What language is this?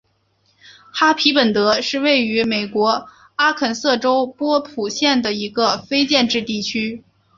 Chinese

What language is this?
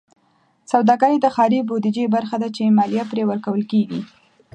Pashto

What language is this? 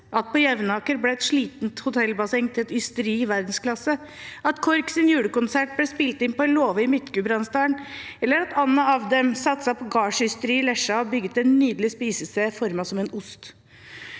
Norwegian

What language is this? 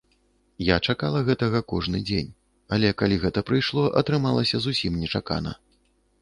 Belarusian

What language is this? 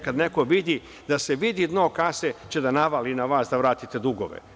Serbian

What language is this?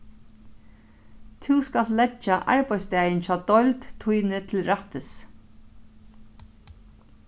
Faroese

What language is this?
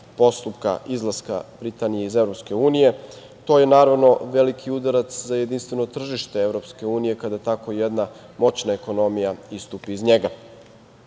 Serbian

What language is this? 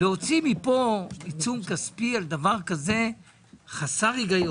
Hebrew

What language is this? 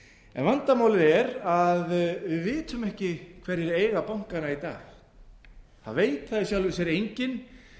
Icelandic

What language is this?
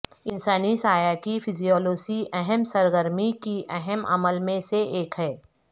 Urdu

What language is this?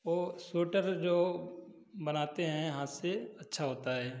Hindi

